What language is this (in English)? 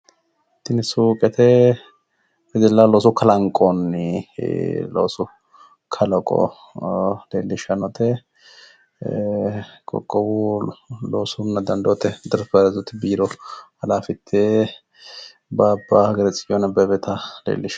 Sidamo